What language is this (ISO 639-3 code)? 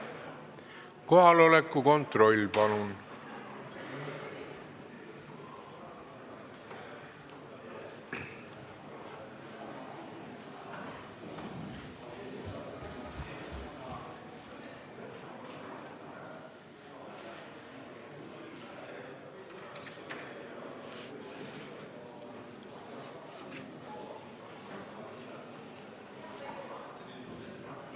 est